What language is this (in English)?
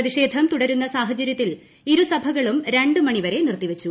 Malayalam